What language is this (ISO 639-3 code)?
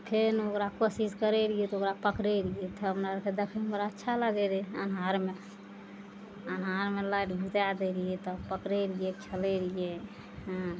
mai